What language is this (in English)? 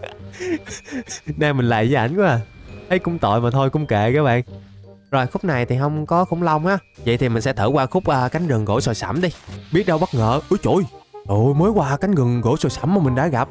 Vietnamese